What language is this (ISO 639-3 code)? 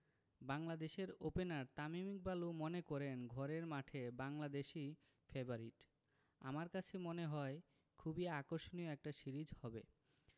ben